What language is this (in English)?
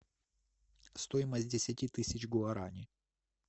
Russian